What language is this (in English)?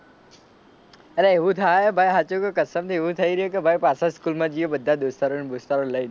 Gujarati